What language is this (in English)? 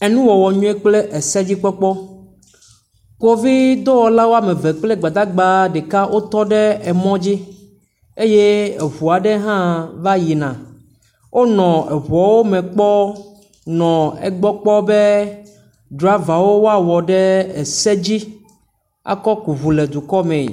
Ewe